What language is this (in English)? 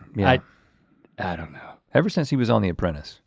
English